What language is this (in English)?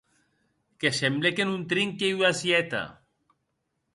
Occitan